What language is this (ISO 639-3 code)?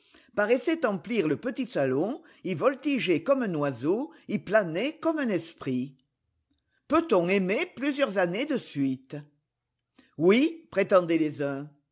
fra